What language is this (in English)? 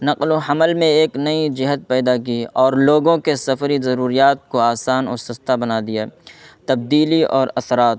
Urdu